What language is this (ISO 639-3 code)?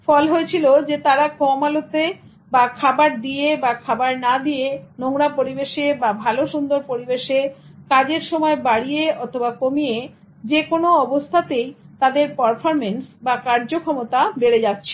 ben